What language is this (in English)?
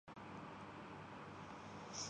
Urdu